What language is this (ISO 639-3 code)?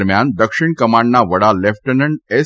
guj